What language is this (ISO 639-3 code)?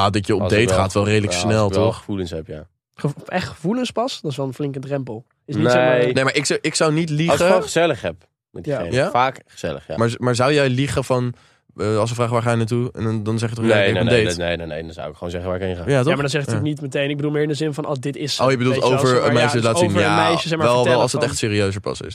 nld